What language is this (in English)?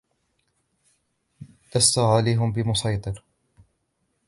Arabic